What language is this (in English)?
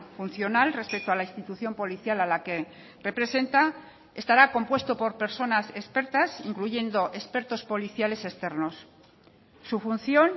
Spanish